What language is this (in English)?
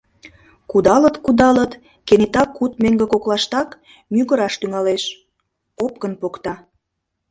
Mari